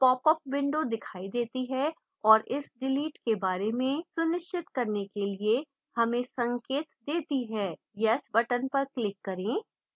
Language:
Hindi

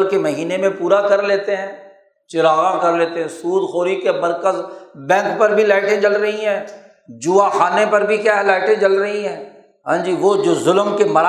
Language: Urdu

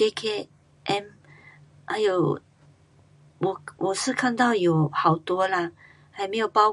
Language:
Pu-Xian Chinese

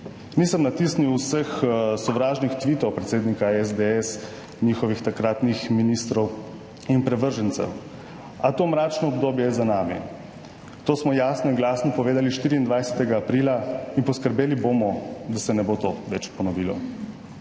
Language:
Slovenian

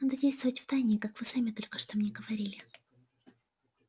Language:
Russian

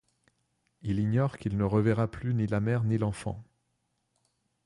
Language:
French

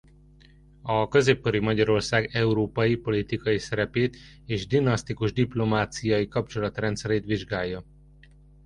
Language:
Hungarian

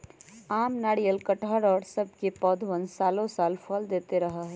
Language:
Magahi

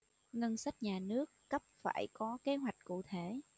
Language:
Vietnamese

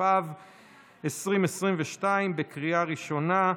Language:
Hebrew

